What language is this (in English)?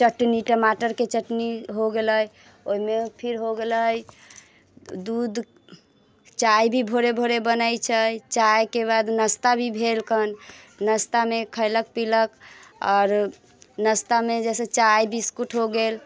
Maithili